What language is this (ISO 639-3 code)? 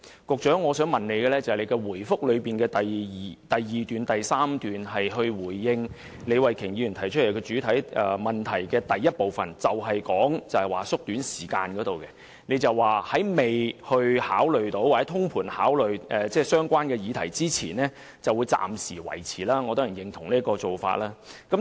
yue